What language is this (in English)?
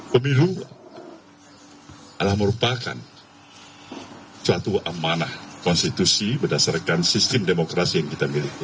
Indonesian